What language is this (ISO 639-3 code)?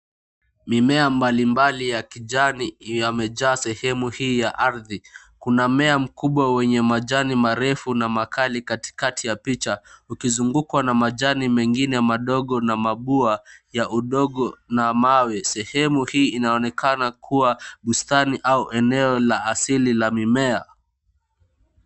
swa